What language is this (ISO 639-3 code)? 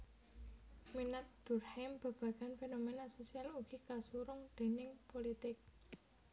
jav